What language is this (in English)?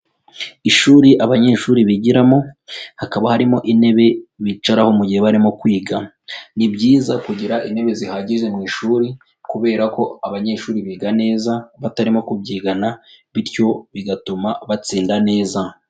Kinyarwanda